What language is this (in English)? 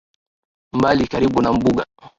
Swahili